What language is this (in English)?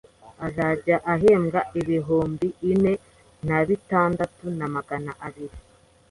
Kinyarwanda